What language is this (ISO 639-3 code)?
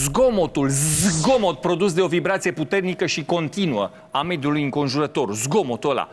ron